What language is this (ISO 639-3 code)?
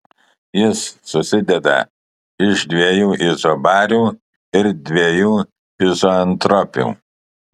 lit